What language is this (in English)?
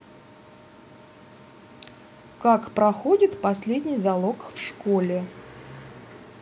Russian